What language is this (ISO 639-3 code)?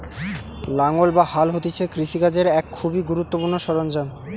ben